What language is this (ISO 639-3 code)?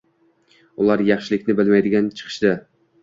uzb